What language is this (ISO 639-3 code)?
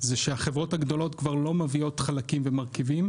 heb